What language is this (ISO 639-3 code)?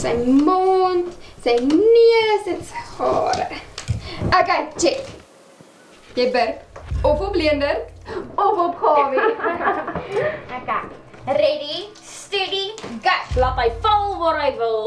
nld